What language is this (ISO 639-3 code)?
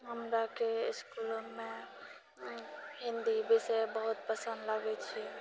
mai